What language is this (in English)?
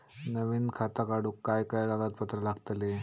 Marathi